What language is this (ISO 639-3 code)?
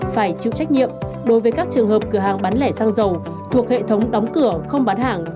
vie